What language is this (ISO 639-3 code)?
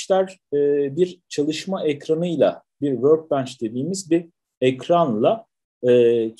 tur